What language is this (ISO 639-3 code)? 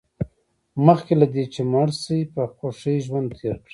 pus